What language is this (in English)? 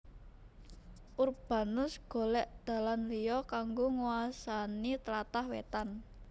Javanese